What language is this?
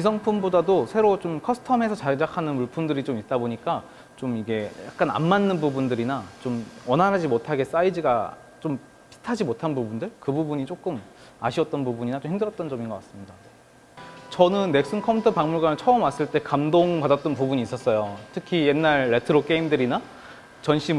Korean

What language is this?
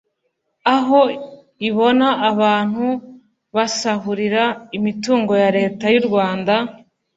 Kinyarwanda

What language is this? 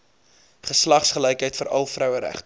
Afrikaans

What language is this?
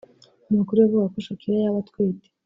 Kinyarwanda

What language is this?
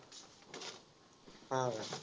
Marathi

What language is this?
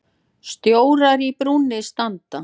Icelandic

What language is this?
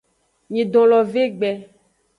Aja (Benin)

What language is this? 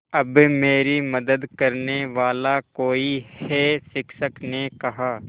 Hindi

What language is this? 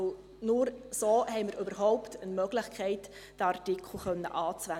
Swiss German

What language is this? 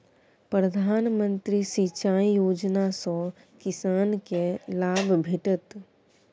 Maithili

